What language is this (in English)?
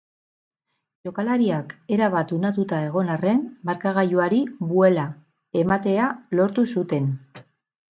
Basque